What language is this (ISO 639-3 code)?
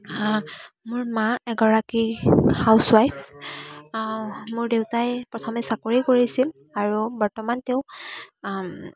asm